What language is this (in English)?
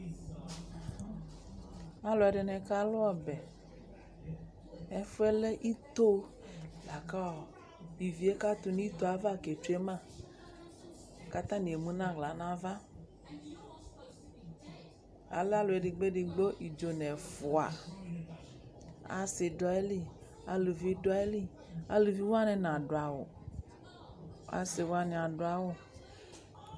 Ikposo